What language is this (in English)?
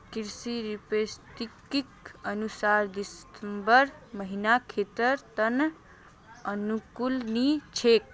Magahi